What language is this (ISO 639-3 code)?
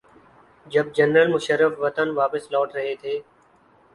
urd